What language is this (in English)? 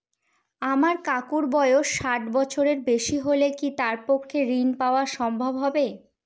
Bangla